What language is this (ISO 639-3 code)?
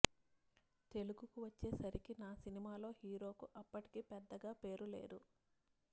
tel